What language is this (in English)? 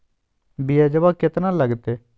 Magahi